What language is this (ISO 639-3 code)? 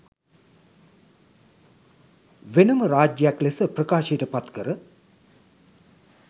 sin